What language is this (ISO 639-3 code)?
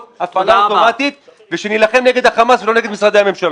heb